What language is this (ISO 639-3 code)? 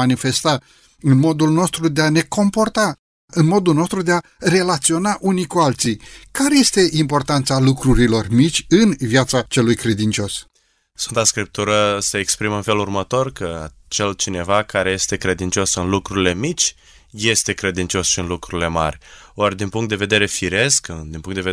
ron